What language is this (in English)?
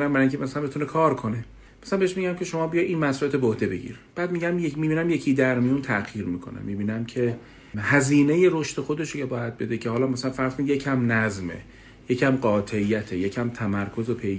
Persian